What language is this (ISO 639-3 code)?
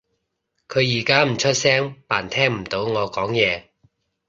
yue